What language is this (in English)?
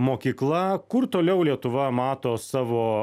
Lithuanian